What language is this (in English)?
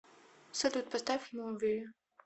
Russian